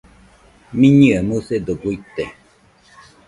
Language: Nüpode Huitoto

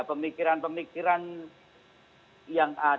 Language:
Indonesian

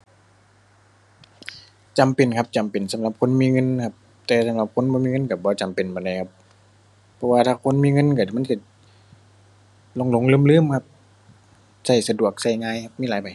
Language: Thai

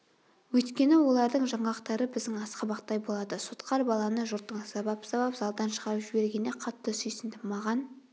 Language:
Kazakh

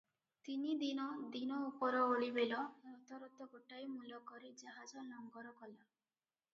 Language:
Odia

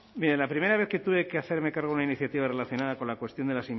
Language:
Spanish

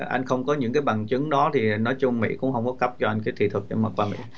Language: Vietnamese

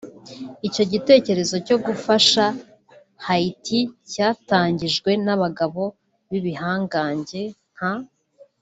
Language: Kinyarwanda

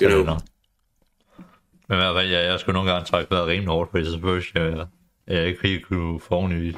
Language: Danish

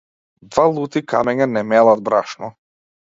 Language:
Macedonian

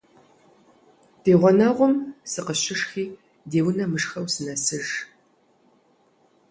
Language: Kabardian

